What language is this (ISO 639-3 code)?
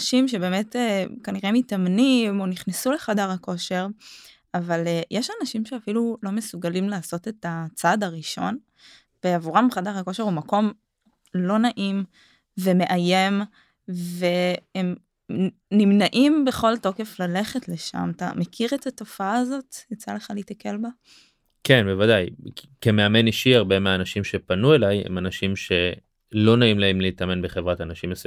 heb